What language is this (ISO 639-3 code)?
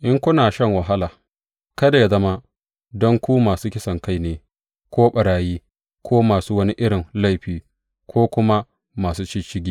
hau